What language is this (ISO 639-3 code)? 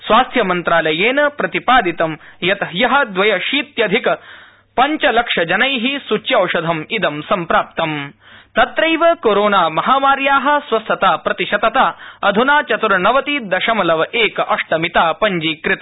san